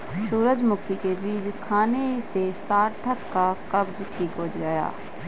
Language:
Hindi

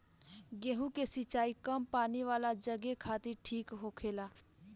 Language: Bhojpuri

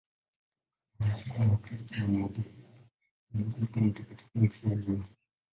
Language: Swahili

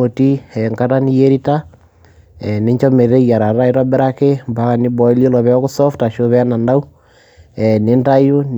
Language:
Masai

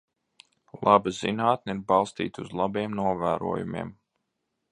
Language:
Latvian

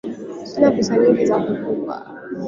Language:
Swahili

